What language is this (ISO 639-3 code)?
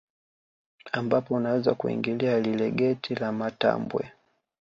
swa